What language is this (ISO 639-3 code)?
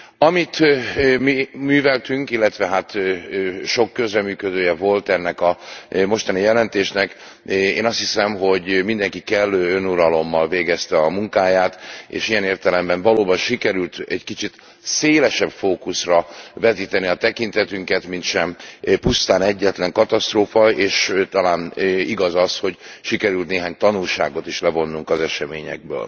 hun